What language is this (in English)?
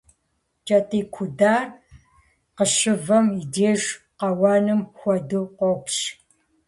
Kabardian